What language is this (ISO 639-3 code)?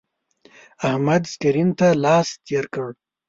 pus